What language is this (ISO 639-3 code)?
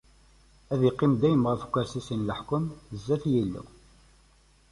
kab